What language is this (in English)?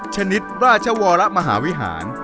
Thai